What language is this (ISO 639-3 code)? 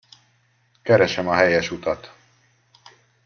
hun